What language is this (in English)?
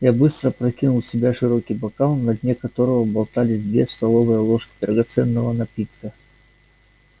Russian